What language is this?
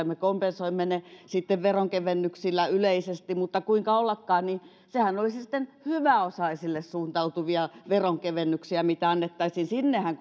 Finnish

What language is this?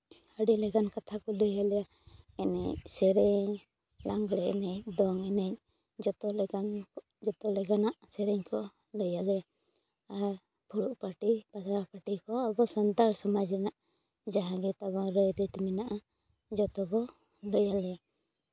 Santali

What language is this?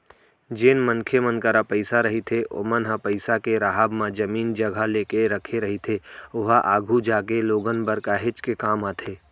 Chhattisgarhi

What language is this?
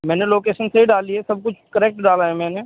Urdu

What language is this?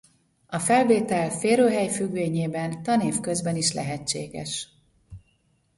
Hungarian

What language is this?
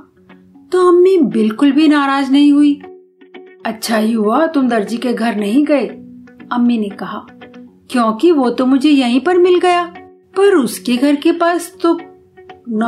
Hindi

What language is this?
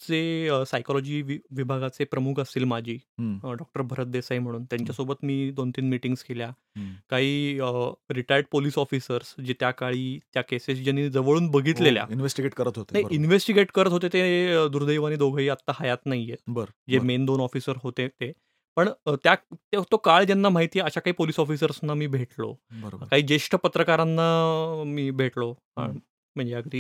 Marathi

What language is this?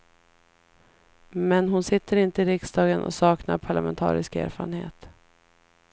Swedish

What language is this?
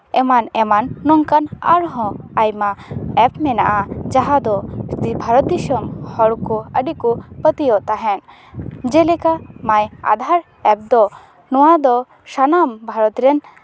Santali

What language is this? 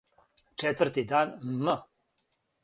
Serbian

